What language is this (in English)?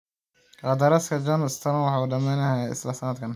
Somali